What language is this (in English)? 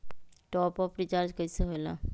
Magahi